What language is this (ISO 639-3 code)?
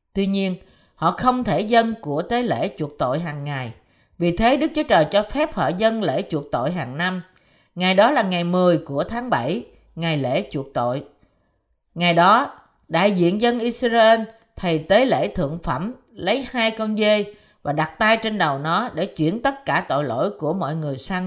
vie